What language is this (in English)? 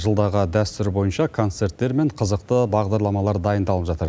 Kazakh